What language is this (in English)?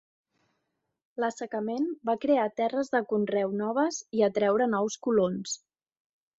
Catalan